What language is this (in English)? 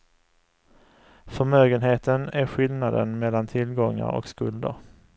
Swedish